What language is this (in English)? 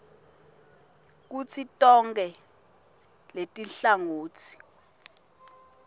Swati